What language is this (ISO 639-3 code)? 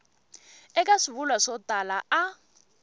tso